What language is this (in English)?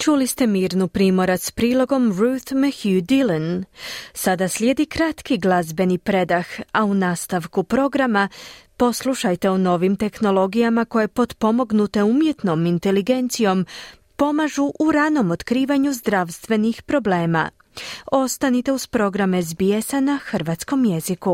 Croatian